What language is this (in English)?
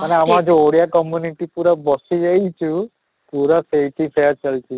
Odia